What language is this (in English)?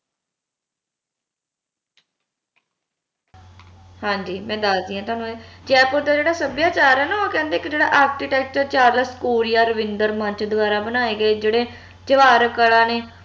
Punjabi